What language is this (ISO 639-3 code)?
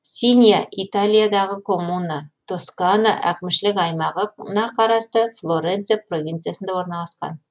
kaz